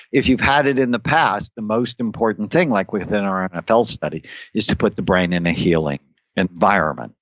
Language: English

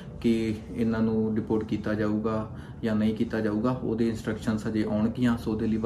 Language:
Punjabi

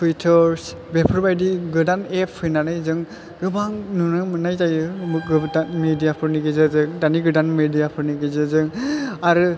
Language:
Bodo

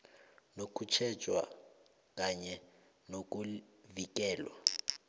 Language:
South Ndebele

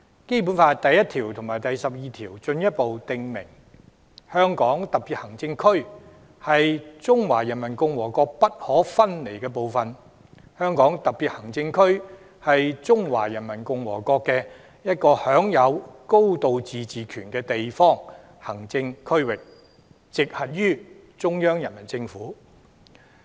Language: Cantonese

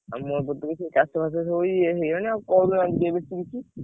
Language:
Odia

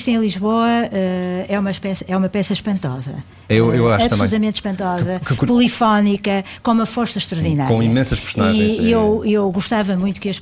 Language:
Portuguese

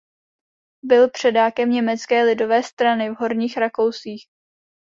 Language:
Czech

